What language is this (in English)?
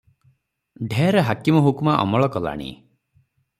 Odia